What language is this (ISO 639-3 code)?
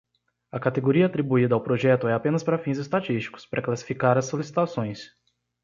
por